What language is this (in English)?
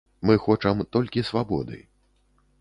Belarusian